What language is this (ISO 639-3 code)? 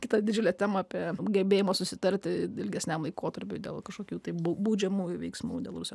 lit